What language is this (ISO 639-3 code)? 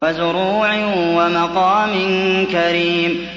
ara